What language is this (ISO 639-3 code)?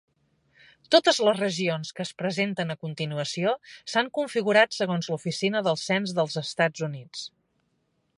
cat